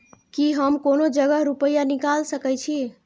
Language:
Maithili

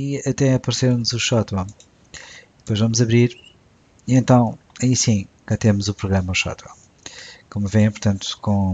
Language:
Portuguese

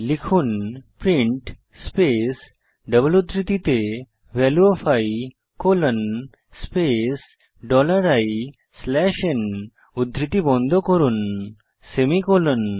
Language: Bangla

